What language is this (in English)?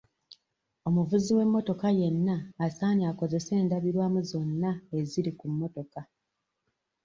Ganda